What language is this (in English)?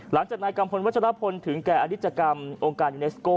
Thai